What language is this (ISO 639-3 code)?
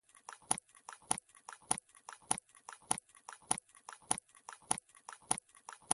pus